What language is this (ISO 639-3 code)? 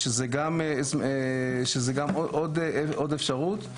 heb